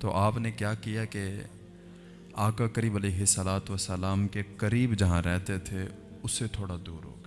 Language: Urdu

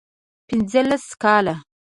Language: Pashto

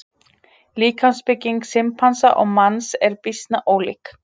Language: Icelandic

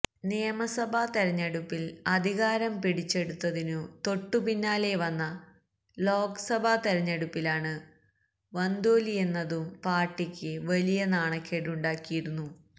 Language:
Malayalam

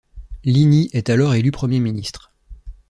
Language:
French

